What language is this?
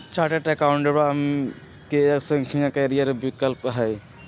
Magahi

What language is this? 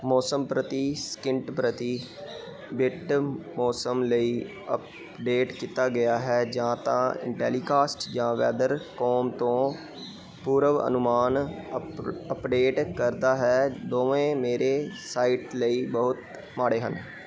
Punjabi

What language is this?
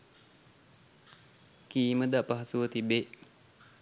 Sinhala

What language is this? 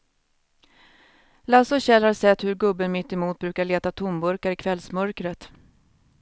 Swedish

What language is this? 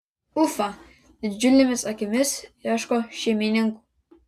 Lithuanian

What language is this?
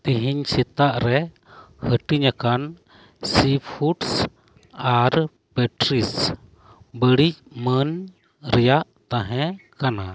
Santali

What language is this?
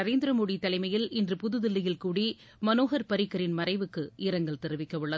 Tamil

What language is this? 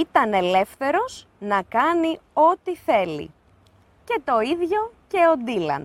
Greek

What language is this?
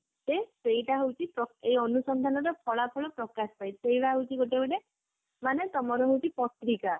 Odia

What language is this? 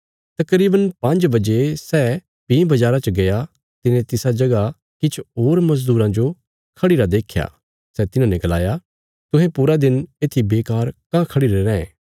Bilaspuri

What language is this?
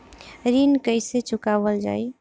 Bhojpuri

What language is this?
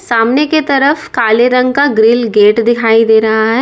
Hindi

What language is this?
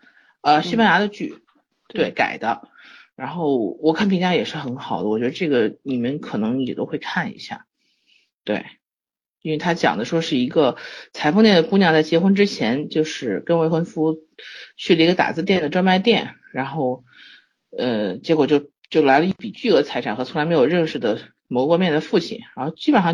Chinese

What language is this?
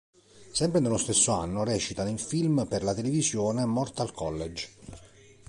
Italian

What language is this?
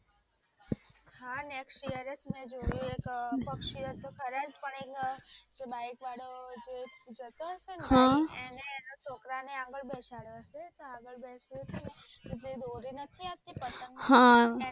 Gujarati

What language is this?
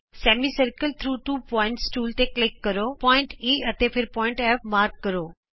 Punjabi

